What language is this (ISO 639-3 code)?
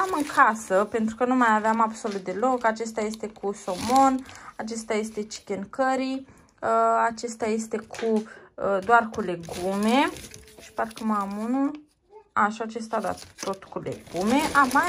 ron